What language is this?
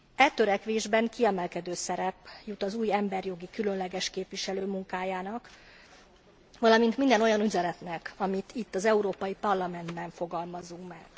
Hungarian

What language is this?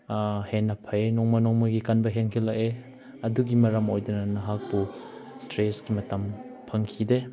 Manipuri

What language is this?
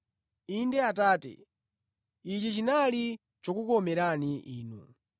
Nyanja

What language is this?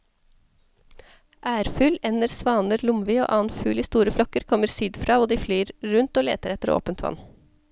Norwegian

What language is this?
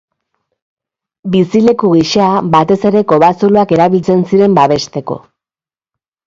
Basque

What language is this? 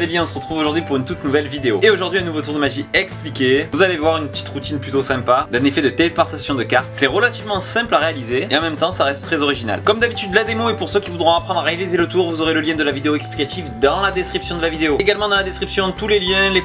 French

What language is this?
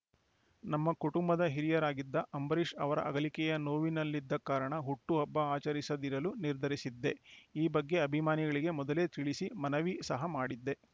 Kannada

